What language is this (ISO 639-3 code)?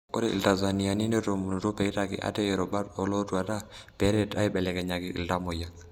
mas